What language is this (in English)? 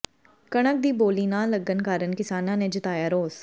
Punjabi